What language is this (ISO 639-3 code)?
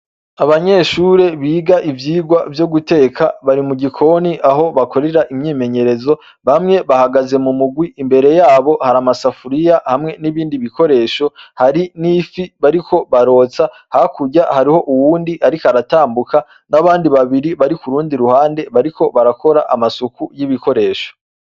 run